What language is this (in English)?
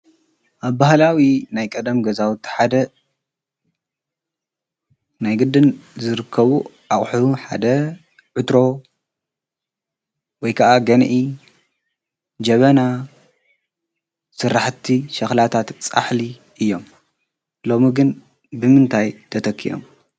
Tigrinya